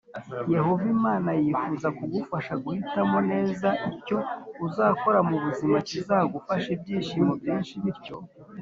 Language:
Kinyarwanda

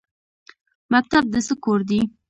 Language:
Pashto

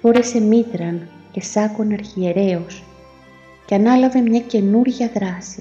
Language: Greek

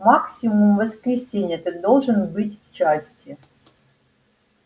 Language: Russian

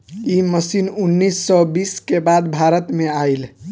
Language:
Bhojpuri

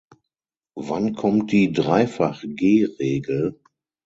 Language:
German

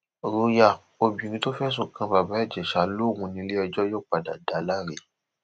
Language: Yoruba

